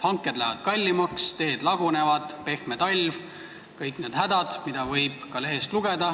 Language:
Estonian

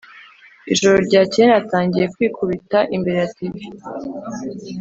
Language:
Kinyarwanda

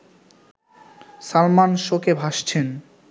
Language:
Bangla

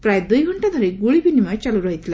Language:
Odia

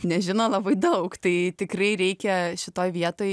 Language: Lithuanian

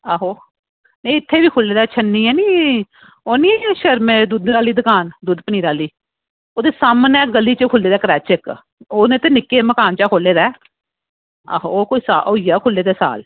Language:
Dogri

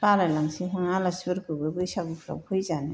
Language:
Bodo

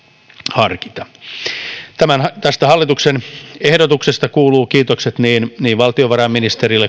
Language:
Finnish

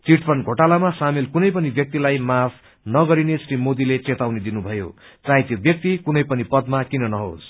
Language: Nepali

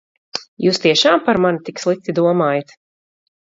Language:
Latvian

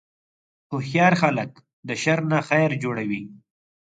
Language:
Pashto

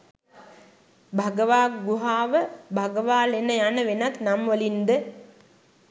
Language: Sinhala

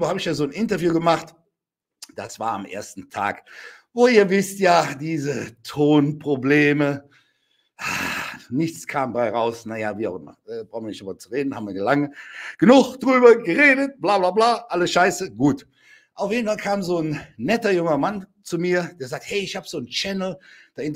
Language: German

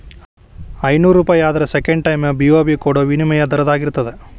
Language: Kannada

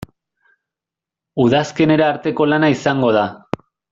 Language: Basque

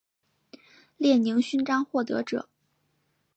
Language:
Chinese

